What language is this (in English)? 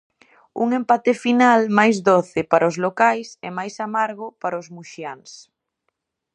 Galician